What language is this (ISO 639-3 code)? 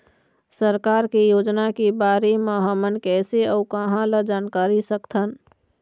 hne